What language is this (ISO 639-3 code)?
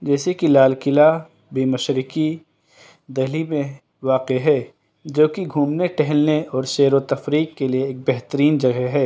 urd